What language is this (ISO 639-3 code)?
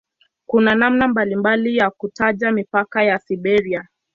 swa